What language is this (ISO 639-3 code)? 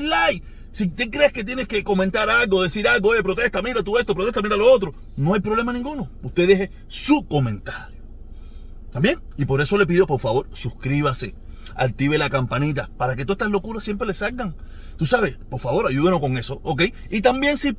spa